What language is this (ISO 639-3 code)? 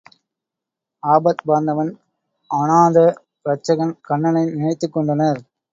tam